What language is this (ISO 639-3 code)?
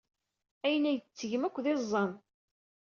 kab